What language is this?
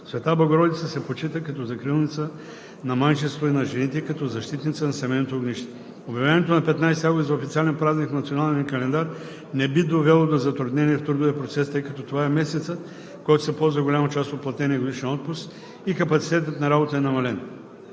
Bulgarian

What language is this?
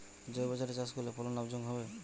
Bangla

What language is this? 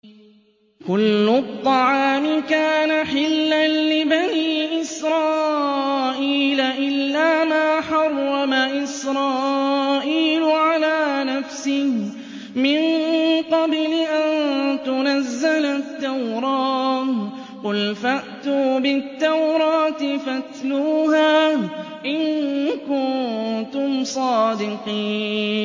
Arabic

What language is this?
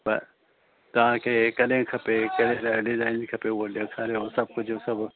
Sindhi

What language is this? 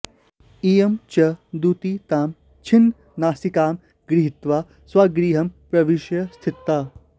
Sanskrit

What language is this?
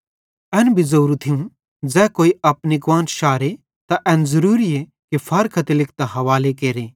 Bhadrawahi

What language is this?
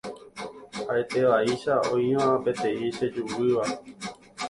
Guarani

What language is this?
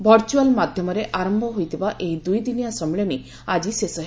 Odia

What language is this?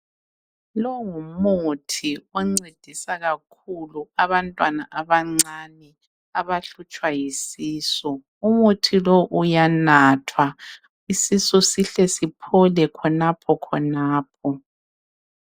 North Ndebele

